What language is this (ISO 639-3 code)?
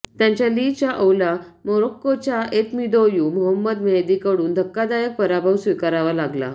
mar